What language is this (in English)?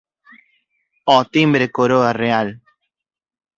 Galician